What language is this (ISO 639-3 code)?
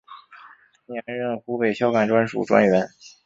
zho